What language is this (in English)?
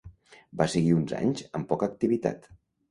Catalan